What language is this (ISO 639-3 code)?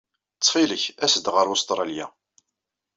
kab